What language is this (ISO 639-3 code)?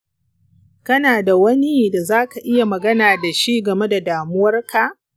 hau